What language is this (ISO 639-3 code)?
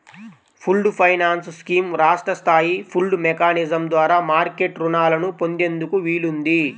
tel